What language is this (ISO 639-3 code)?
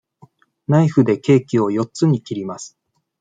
jpn